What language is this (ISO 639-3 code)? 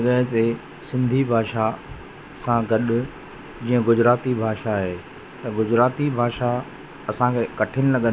snd